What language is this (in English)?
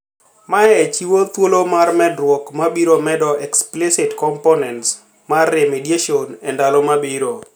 Luo (Kenya and Tanzania)